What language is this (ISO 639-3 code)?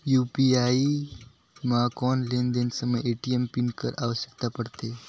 hne